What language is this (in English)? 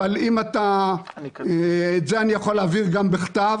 Hebrew